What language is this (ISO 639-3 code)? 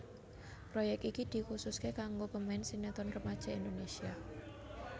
jav